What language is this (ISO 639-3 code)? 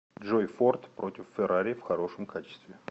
rus